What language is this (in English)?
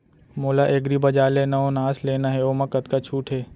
Chhattisgarhi